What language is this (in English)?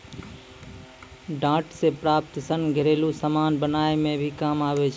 Maithili